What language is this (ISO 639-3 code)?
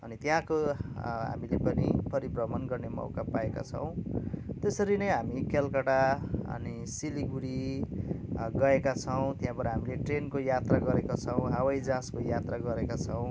nep